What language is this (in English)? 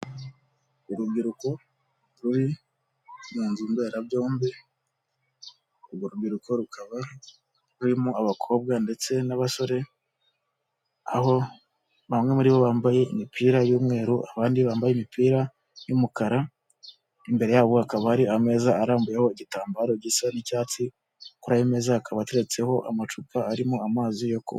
Kinyarwanda